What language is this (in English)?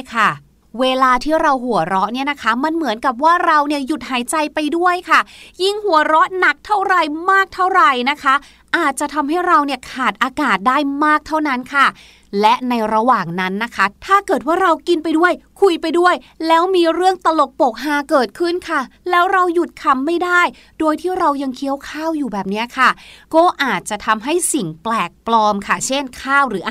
Thai